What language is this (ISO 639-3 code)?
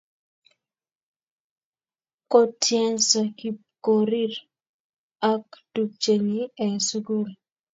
kln